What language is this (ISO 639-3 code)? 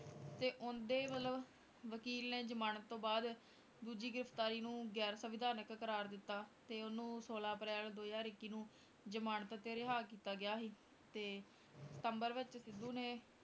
pan